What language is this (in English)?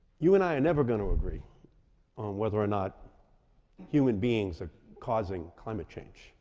English